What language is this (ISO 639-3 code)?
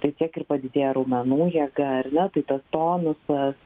lit